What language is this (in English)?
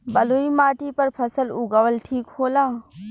Bhojpuri